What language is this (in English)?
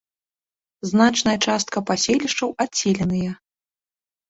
Belarusian